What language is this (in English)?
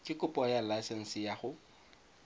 Tswana